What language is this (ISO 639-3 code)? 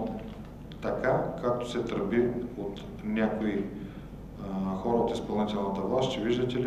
bul